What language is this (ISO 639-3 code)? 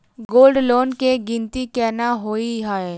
mai